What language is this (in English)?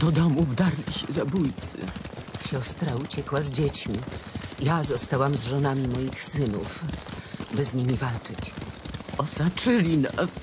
Polish